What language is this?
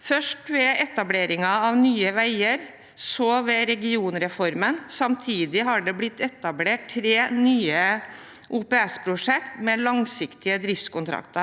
Norwegian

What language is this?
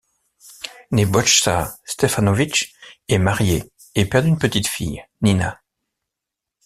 French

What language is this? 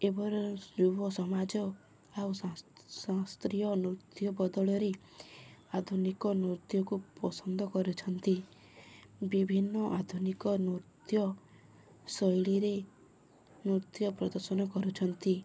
Odia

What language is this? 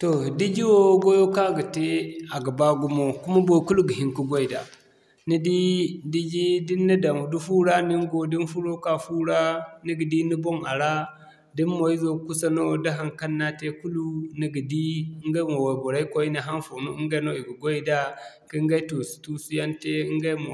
Zarma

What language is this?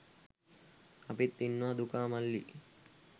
Sinhala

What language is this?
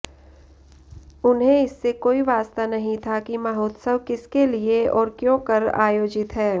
Sanskrit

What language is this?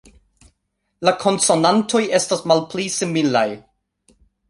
Esperanto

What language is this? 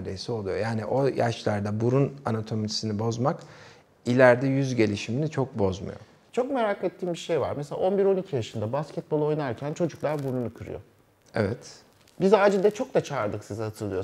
Turkish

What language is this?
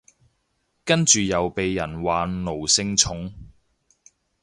Cantonese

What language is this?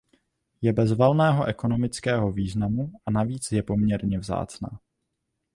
Czech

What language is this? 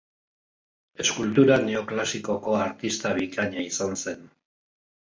Basque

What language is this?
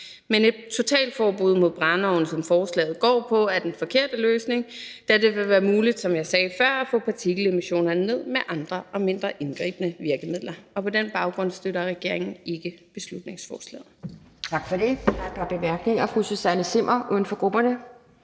Danish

